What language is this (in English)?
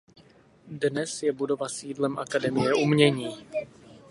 Czech